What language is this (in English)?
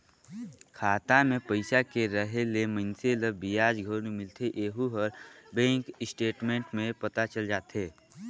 Chhattisgarhi